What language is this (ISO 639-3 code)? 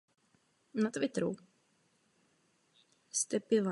ces